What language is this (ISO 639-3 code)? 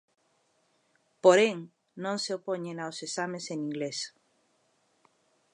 glg